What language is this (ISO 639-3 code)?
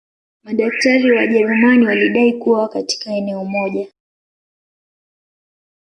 swa